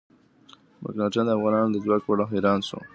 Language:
Pashto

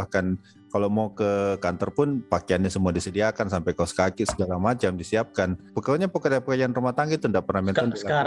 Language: Indonesian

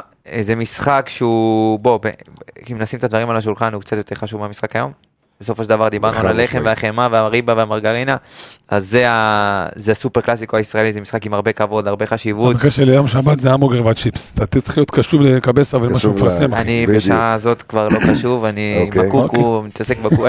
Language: Hebrew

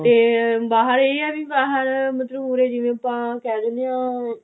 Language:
Punjabi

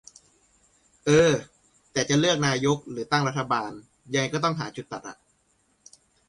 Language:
Thai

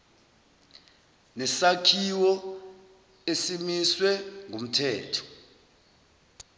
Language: Zulu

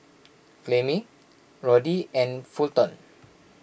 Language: English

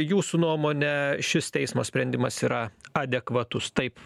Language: Lithuanian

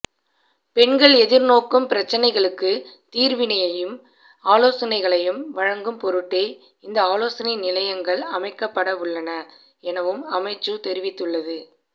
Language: Tamil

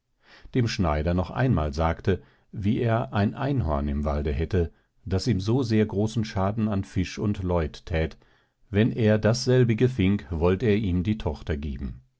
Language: German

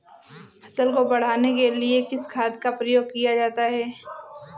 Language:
Hindi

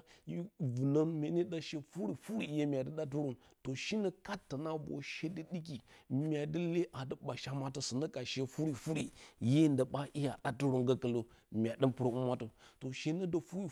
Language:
Bacama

